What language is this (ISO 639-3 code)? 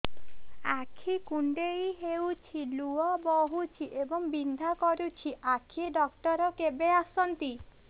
ori